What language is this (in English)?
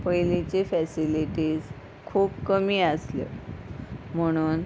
Konkani